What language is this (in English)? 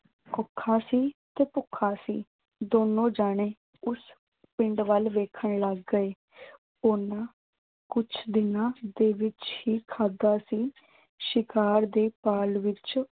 Punjabi